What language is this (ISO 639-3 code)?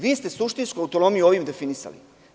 srp